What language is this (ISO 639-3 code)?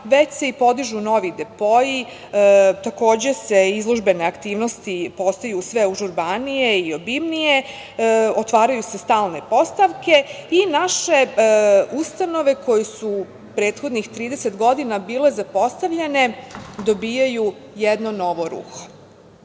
srp